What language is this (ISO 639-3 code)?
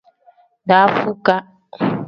kdh